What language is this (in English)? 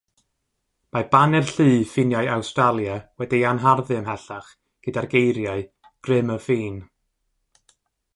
Welsh